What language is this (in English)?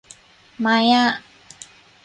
Thai